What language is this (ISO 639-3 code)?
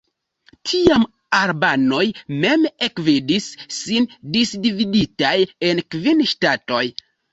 epo